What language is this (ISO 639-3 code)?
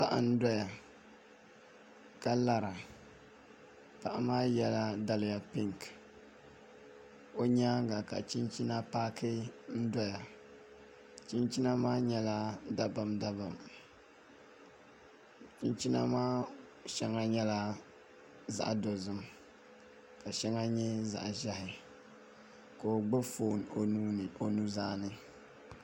dag